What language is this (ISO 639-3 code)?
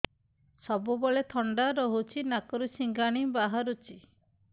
ori